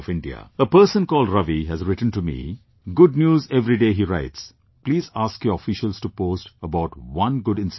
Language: English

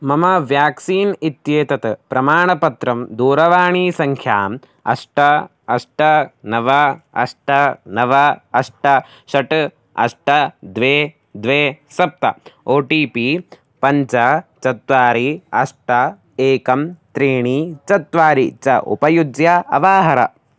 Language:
Sanskrit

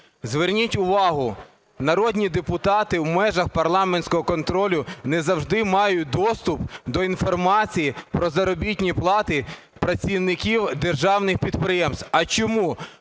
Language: Ukrainian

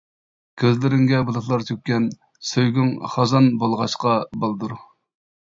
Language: Uyghur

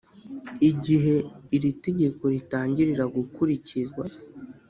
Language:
Kinyarwanda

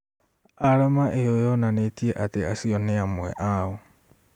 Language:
Kikuyu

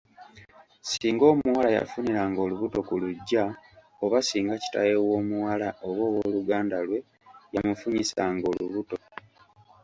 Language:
Ganda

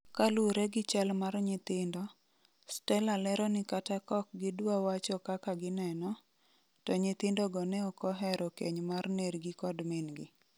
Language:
Luo (Kenya and Tanzania)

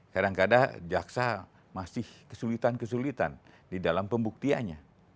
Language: Indonesian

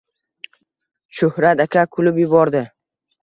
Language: Uzbek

